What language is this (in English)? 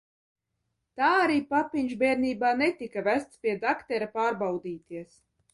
Latvian